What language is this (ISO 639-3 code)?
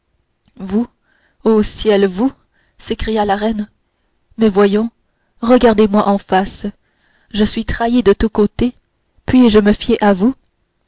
fra